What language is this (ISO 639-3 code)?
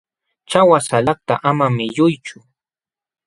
qxw